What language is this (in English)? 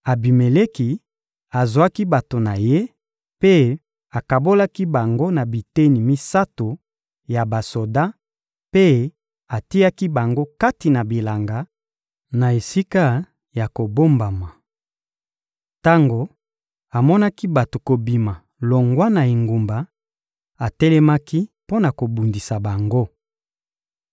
Lingala